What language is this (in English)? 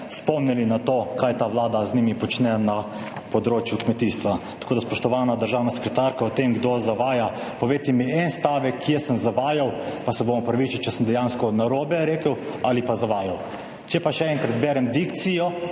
Slovenian